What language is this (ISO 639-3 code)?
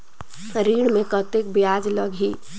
hne